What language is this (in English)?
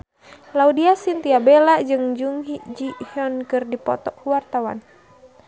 Sundanese